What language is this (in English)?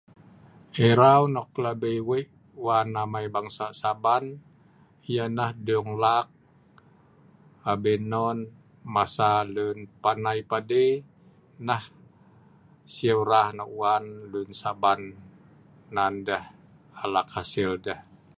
Sa'ban